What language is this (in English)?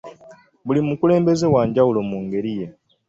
Ganda